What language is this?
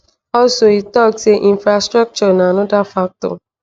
Nigerian Pidgin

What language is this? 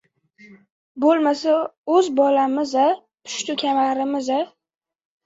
Uzbek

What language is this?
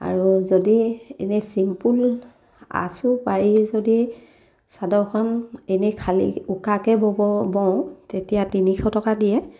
Assamese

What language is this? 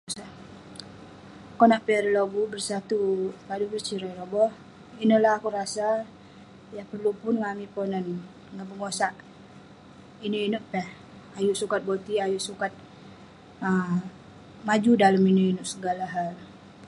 Western Penan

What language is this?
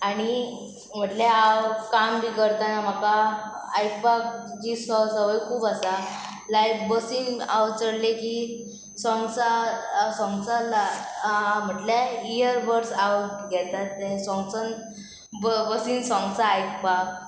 Konkani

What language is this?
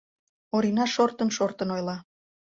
Mari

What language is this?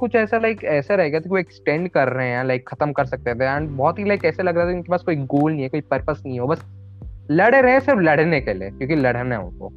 Hindi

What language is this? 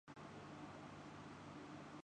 Urdu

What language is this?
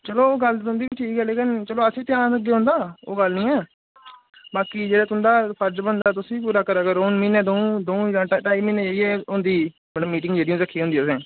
Dogri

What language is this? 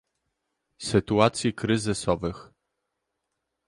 Polish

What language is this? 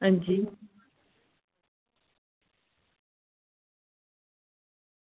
Dogri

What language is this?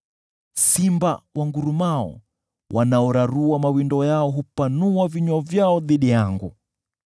Swahili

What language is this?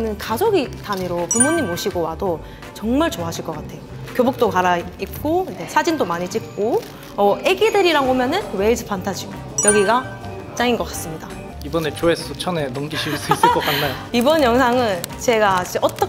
Korean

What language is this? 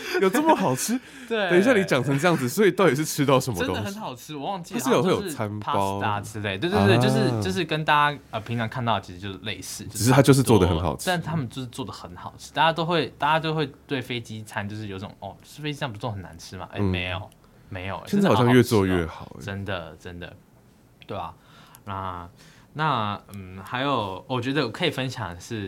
Chinese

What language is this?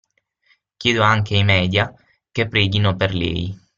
Italian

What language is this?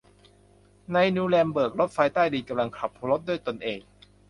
Thai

